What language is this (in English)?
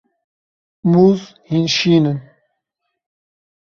Kurdish